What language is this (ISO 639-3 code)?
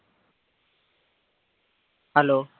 guj